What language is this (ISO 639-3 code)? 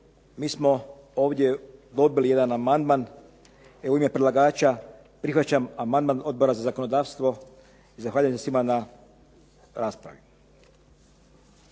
hrv